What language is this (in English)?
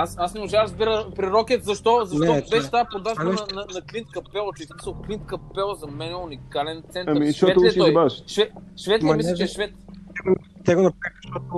Bulgarian